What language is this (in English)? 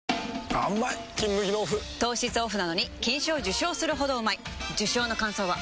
Japanese